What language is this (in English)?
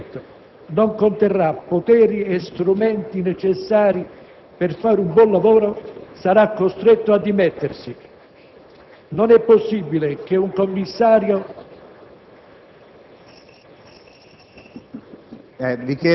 Italian